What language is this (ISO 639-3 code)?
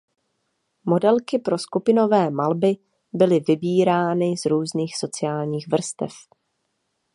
ces